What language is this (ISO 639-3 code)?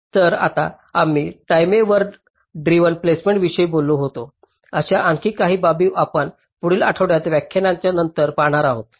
mar